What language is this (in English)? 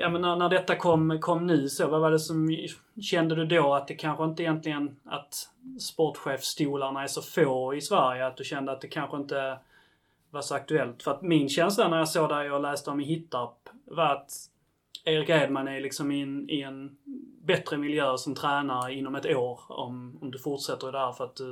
Swedish